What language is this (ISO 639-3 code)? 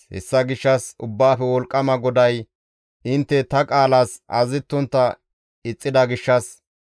gmv